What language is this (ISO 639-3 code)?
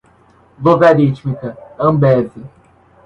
por